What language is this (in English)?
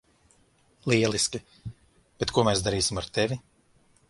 Latvian